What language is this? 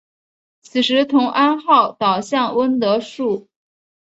Chinese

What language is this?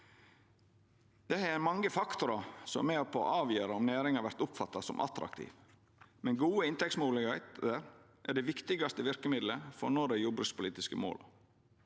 Norwegian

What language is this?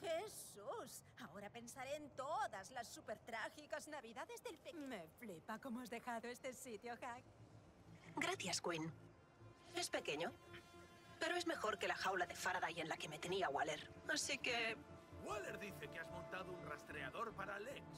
Spanish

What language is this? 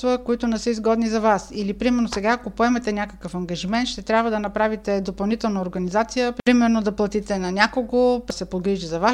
Bulgarian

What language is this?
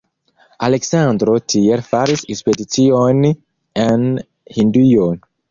Esperanto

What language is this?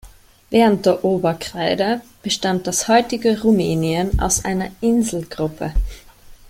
German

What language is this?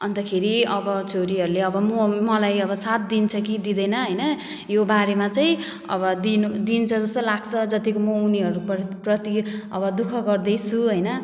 Nepali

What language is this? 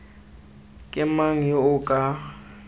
Tswana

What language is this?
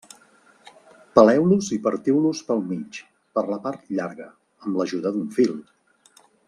Catalan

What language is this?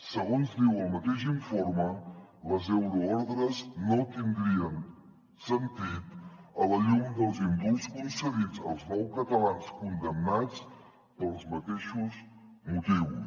Catalan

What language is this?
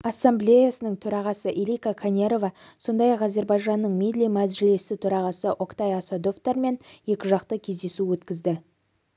Kazakh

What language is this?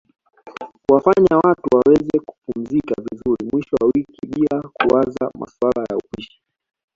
Swahili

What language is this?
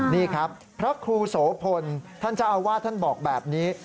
Thai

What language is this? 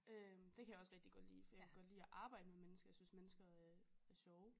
Danish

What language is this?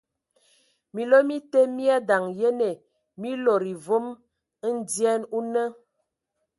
Ewondo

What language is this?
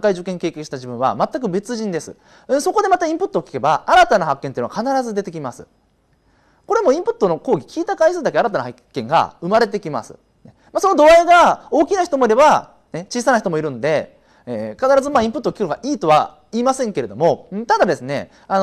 Japanese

